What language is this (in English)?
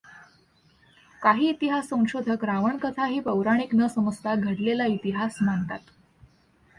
Marathi